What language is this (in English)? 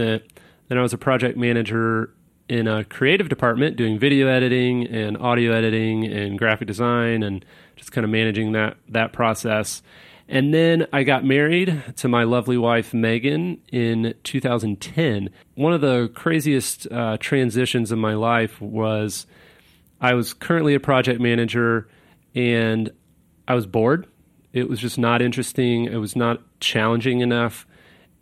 English